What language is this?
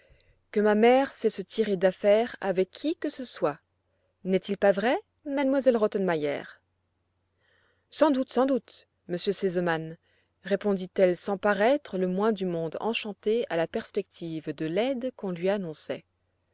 French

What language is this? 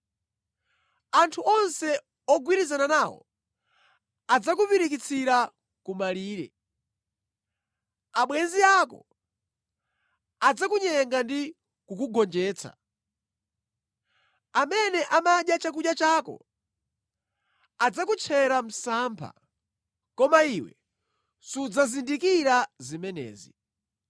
Nyanja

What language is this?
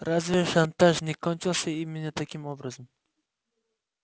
Russian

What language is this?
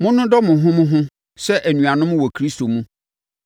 Akan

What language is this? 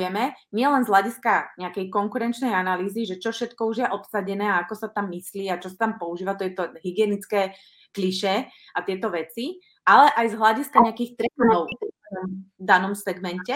Slovak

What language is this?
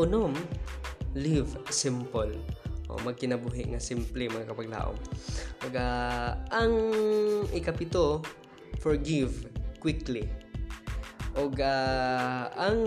Filipino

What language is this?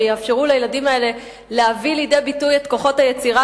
Hebrew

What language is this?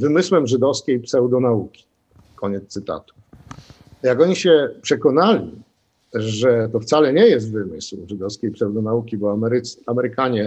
Polish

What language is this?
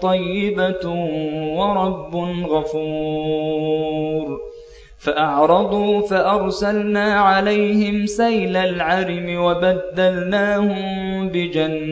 Arabic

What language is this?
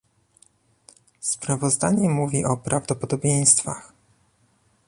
Polish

